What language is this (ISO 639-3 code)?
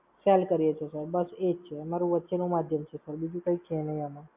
guj